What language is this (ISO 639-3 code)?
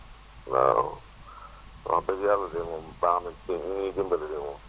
wol